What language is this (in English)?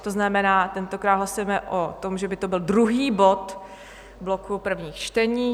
Czech